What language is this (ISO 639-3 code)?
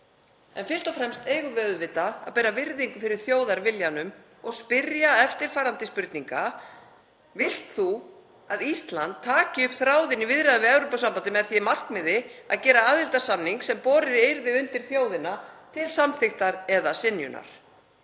isl